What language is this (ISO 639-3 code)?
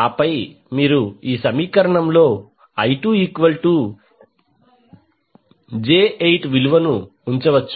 tel